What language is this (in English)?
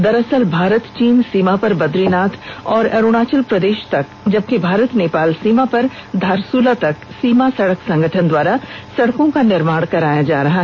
Hindi